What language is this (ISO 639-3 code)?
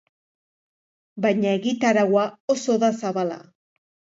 eus